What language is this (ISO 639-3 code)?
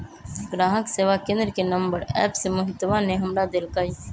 mag